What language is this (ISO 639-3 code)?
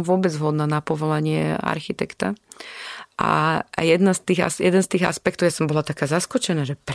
slk